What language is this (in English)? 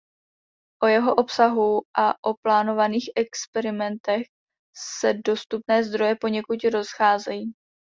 Czech